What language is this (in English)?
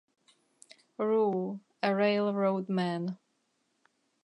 English